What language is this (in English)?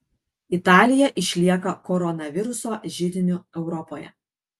Lithuanian